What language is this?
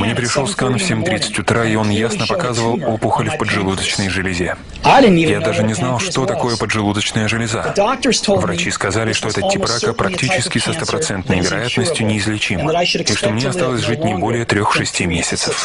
Russian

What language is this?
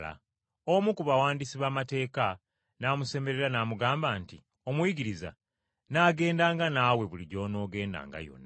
Ganda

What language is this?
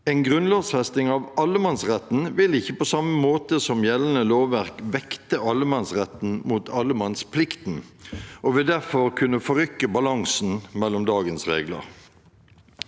Norwegian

